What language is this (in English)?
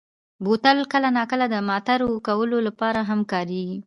Pashto